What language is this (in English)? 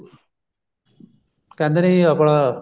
Punjabi